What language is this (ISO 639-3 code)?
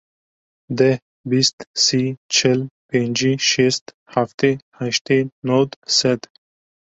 kur